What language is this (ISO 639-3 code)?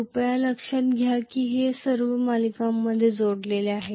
mar